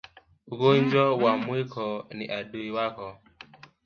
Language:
Swahili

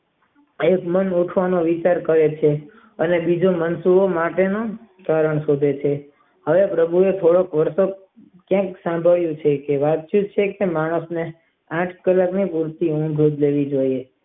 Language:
Gujarati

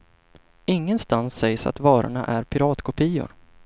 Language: Swedish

